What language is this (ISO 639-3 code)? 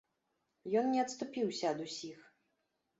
bel